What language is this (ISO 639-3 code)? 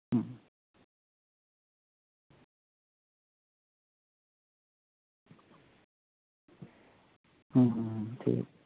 sat